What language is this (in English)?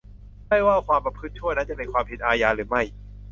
Thai